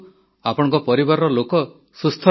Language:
Odia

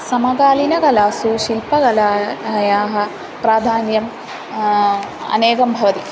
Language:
Sanskrit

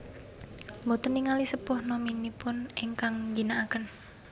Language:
Javanese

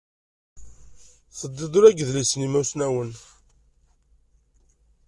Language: Kabyle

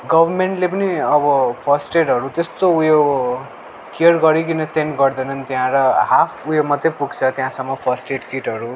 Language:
Nepali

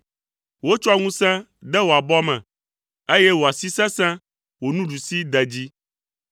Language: Ewe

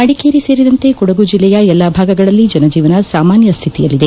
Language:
Kannada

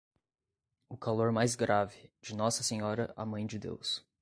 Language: Portuguese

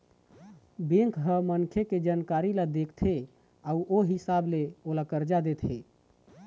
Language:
Chhattisgarhi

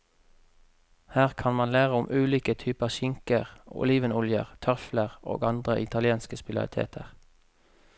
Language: Norwegian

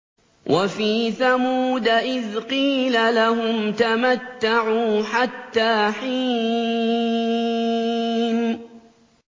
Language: Arabic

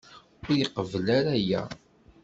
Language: Kabyle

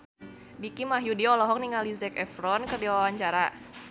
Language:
Sundanese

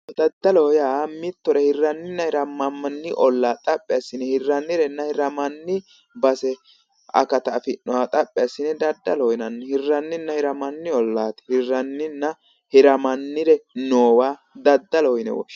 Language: Sidamo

